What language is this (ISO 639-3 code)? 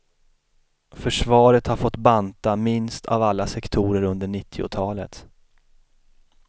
swe